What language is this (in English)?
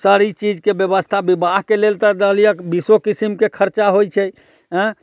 Maithili